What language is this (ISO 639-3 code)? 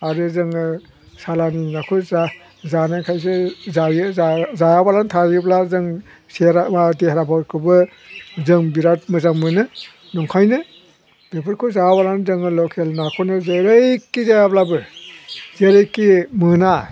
brx